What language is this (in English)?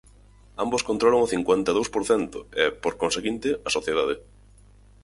Galician